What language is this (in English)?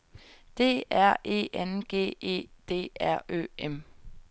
Danish